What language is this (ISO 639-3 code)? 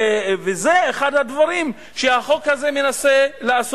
heb